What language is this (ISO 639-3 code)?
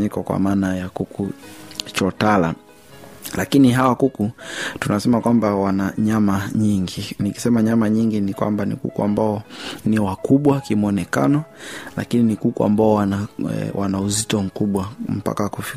swa